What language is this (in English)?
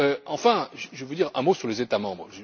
French